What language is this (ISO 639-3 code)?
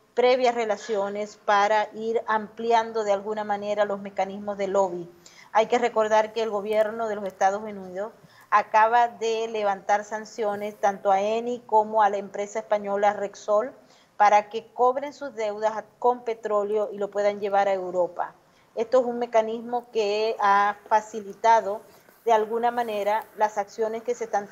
spa